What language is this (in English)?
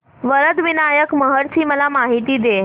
Marathi